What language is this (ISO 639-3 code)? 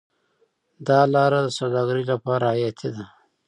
pus